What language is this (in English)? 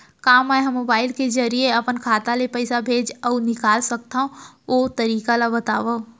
Chhattisgarhi